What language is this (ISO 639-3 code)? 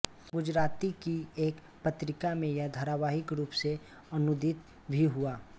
hin